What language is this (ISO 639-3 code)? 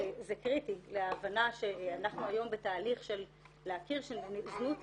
heb